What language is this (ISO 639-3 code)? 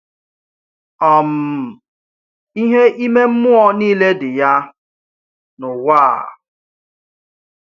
ibo